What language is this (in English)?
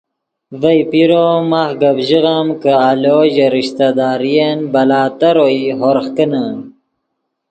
Yidgha